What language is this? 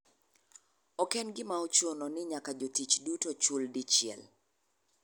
Luo (Kenya and Tanzania)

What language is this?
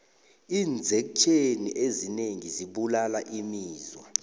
South Ndebele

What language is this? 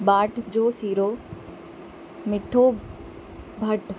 Sindhi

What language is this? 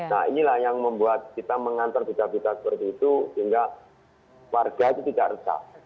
Indonesian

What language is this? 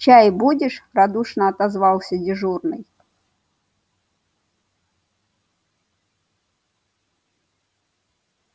Russian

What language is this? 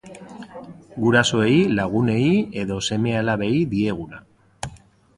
Basque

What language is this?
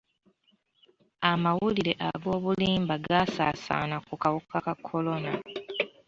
Ganda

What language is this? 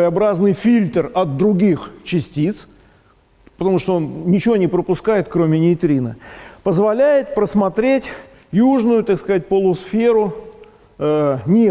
Russian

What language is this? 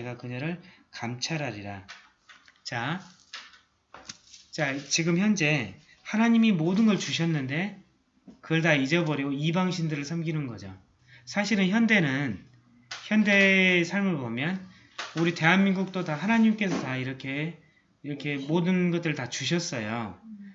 Korean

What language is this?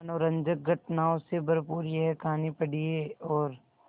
Hindi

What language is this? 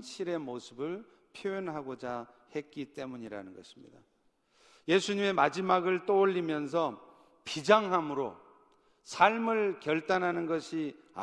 Korean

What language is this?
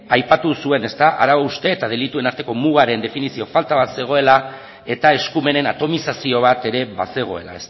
Basque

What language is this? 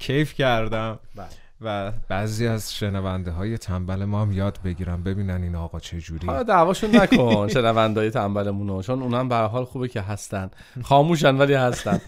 Persian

